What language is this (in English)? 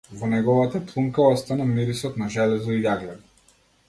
Macedonian